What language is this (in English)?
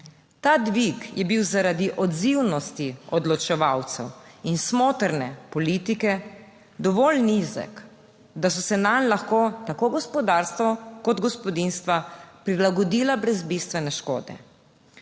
Slovenian